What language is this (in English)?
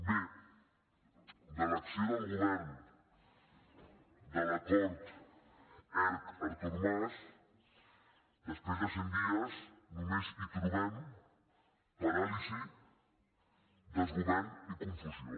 Catalan